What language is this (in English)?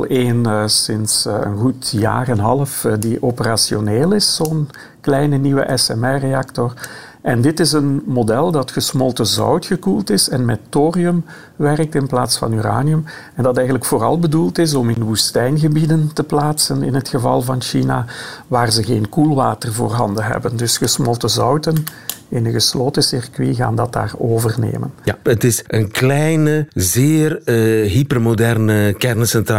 Dutch